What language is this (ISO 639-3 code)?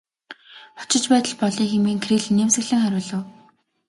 mon